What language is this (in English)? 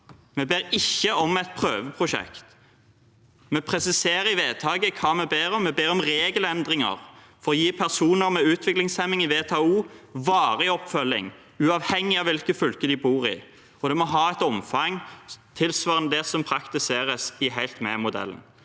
Norwegian